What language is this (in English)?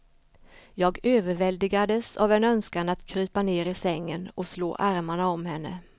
Swedish